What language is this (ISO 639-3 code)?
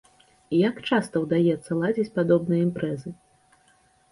bel